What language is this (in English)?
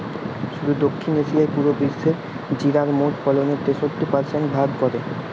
Bangla